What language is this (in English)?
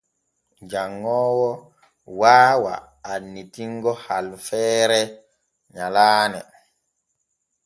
Borgu Fulfulde